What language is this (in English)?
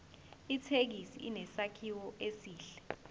Zulu